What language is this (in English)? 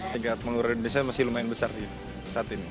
Indonesian